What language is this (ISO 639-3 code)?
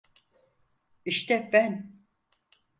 tur